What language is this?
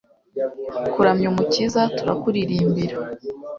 Kinyarwanda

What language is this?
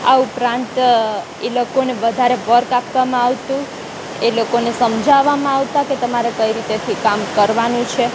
Gujarati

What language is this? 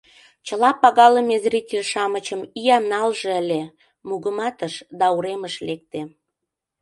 Mari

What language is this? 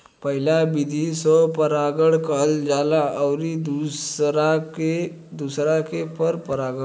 Bhojpuri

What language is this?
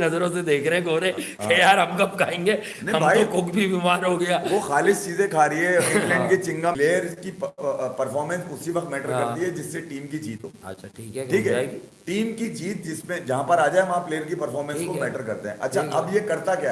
Hindi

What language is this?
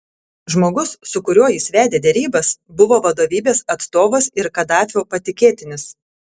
Lithuanian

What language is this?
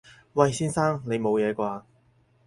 Cantonese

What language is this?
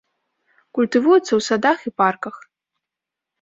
Belarusian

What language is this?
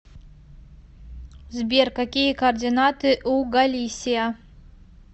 Russian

